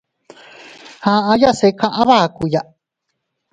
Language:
Teutila Cuicatec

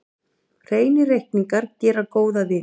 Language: Icelandic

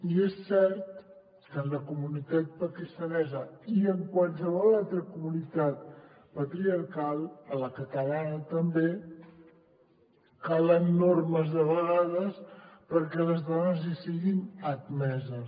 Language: Catalan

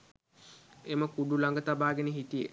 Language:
Sinhala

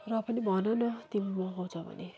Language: Nepali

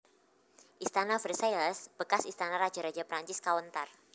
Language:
Javanese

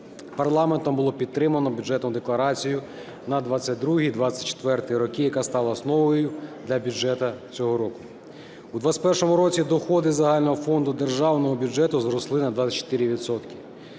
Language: Ukrainian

